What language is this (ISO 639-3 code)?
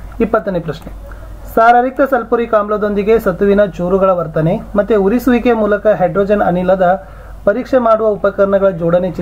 kan